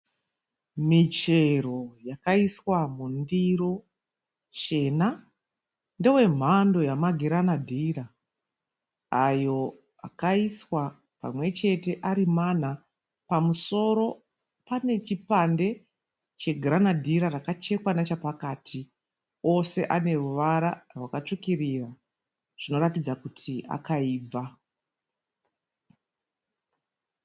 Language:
Shona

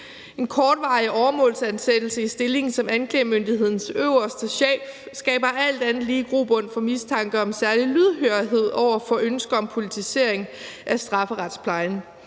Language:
Danish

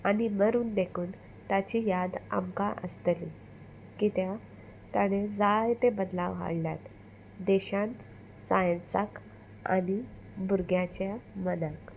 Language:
Konkani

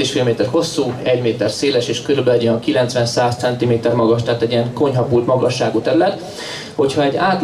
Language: Hungarian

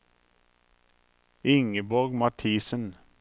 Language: Norwegian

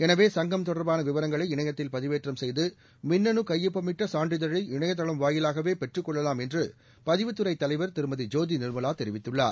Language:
Tamil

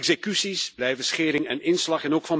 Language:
Dutch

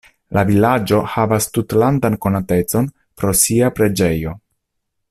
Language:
Esperanto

